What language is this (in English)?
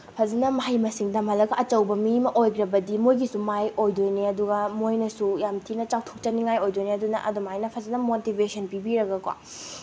Manipuri